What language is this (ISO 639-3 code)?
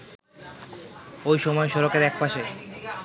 ben